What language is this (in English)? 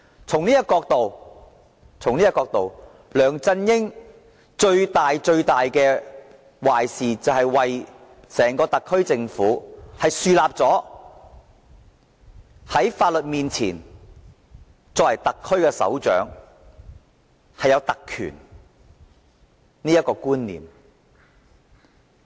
Cantonese